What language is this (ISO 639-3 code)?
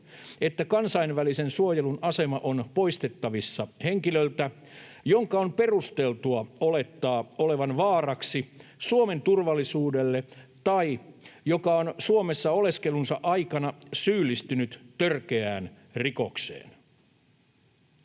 fin